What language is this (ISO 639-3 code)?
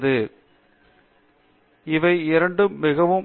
tam